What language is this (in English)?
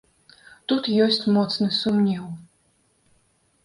Belarusian